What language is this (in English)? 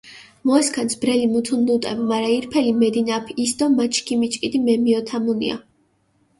Mingrelian